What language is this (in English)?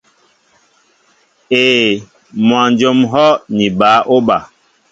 Mbo (Cameroon)